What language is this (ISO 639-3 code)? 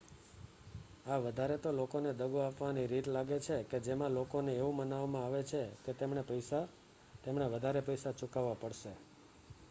guj